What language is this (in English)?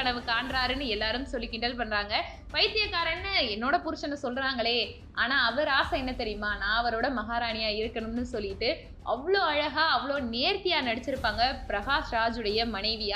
Tamil